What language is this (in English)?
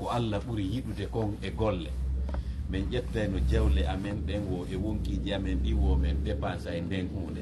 Indonesian